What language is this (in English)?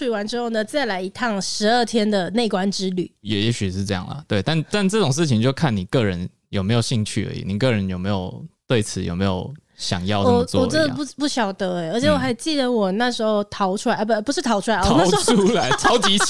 Chinese